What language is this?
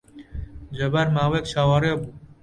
Central Kurdish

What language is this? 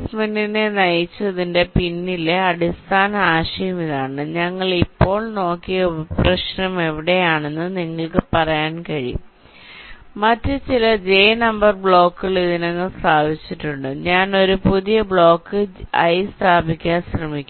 Malayalam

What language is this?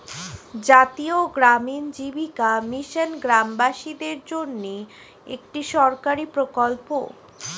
Bangla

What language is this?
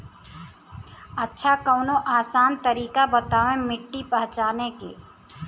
Bhojpuri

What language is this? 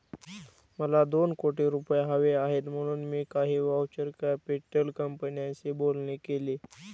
Marathi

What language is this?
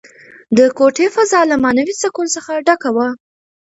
Pashto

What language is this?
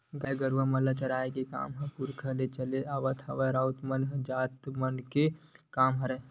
Chhattisgarhi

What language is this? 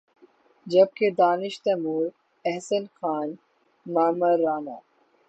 Urdu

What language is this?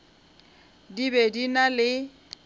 Northern Sotho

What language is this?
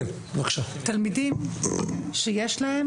Hebrew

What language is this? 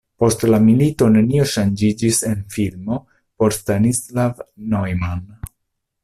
Esperanto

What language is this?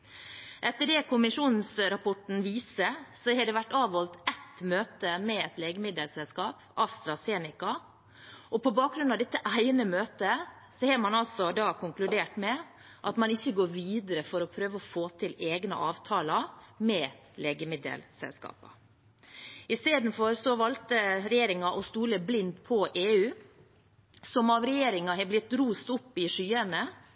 Norwegian Bokmål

